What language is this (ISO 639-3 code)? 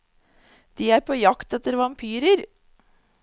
nor